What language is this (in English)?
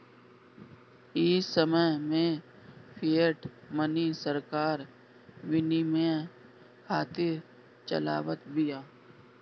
Bhojpuri